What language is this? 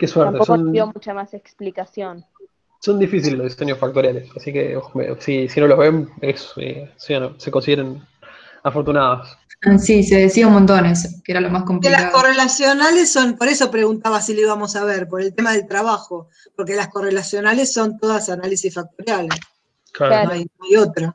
Spanish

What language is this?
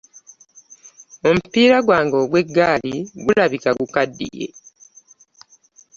Ganda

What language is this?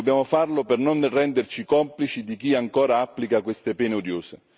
Italian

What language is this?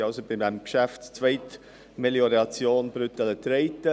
Swiss German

